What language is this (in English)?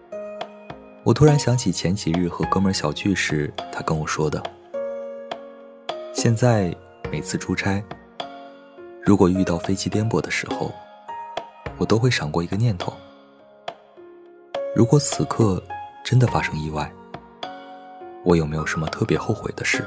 Chinese